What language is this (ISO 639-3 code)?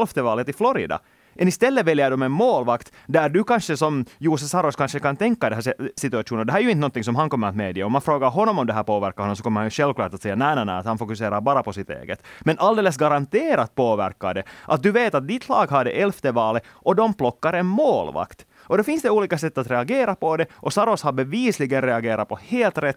swe